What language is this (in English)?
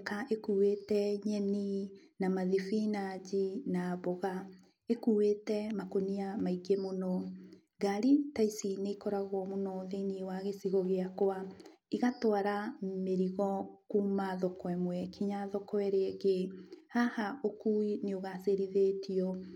Kikuyu